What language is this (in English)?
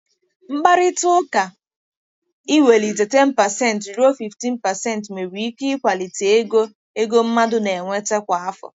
Igbo